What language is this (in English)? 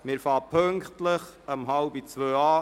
Swiss German